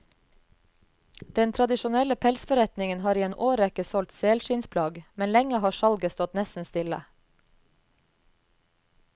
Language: Norwegian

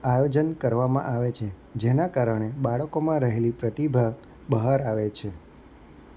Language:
Gujarati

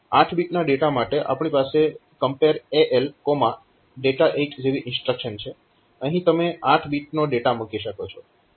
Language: Gujarati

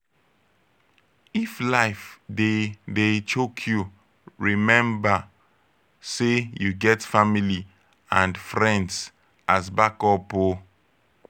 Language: Nigerian Pidgin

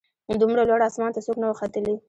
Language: Pashto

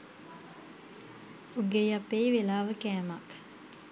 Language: Sinhala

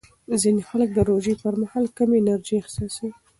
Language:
Pashto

